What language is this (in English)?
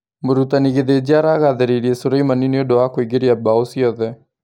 Kikuyu